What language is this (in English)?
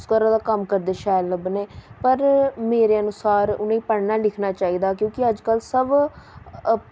Dogri